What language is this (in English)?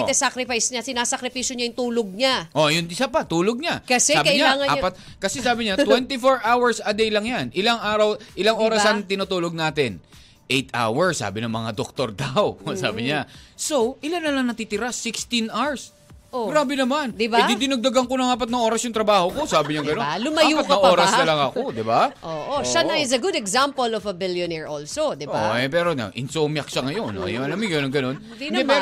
Filipino